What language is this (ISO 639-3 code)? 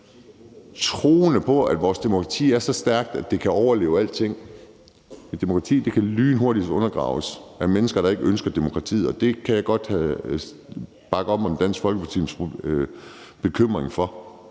dan